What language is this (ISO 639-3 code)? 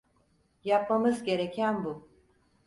tur